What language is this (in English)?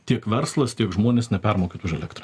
Lithuanian